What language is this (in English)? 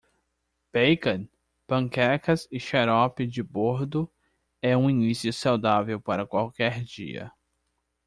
Portuguese